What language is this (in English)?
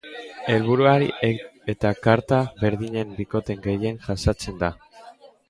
Basque